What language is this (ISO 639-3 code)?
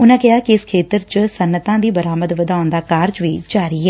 pan